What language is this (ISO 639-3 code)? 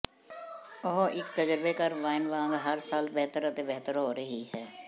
pan